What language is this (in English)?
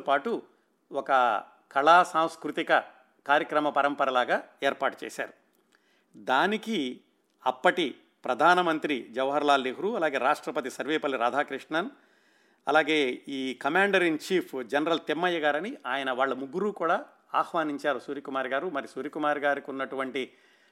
Telugu